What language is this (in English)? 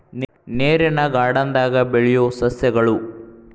Kannada